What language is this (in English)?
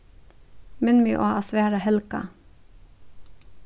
Faroese